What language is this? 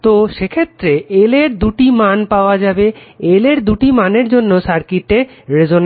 Bangla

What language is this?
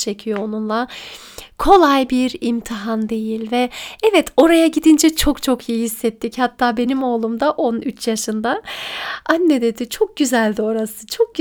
Turkish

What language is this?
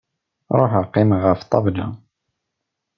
Kabyle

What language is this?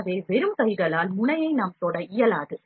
Tamil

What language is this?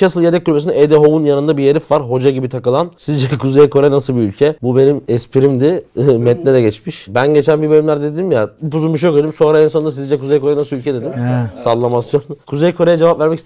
Turkish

